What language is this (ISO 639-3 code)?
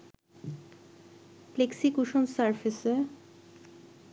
ben